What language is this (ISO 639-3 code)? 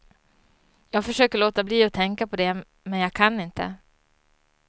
swe